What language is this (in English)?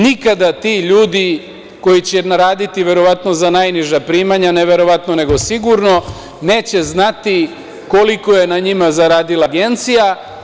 Serbian